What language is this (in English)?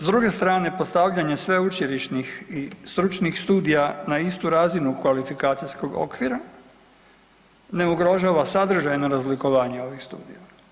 Croatian